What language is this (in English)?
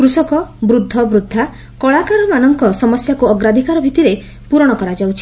Odia